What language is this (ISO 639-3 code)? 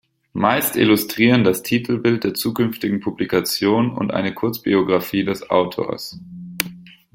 deu